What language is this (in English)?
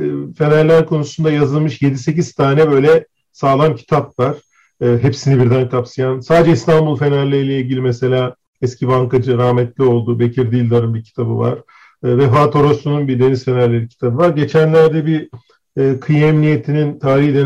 Turkish